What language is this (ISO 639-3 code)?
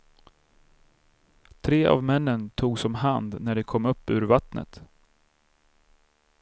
swe